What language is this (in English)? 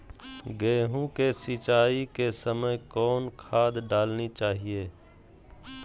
Magahi